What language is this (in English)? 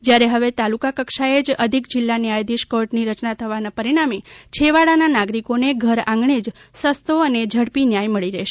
Gujarati